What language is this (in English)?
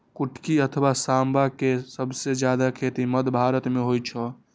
Maithili